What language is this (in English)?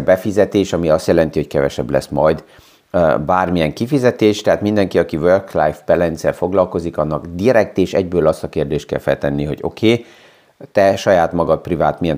Hungarian